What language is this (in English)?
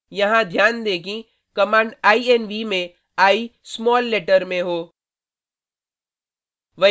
Hindi